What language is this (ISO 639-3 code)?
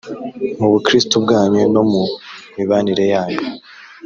kin